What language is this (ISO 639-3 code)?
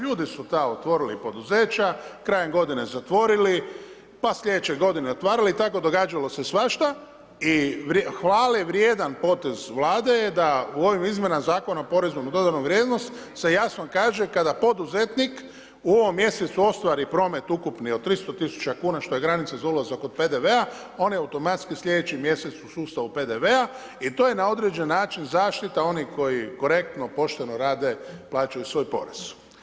hrv